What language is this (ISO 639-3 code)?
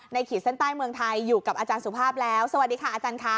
tha